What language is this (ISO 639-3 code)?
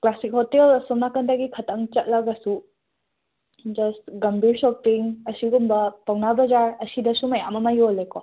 mni